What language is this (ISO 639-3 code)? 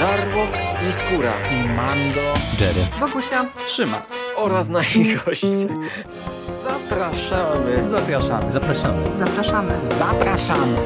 pol